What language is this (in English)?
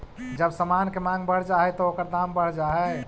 Magahi